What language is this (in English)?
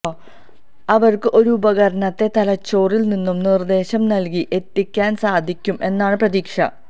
Malayalam